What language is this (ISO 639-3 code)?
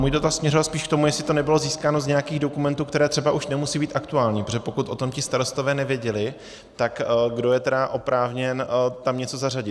ces